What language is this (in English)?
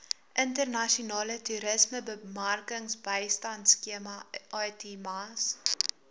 Afrikaans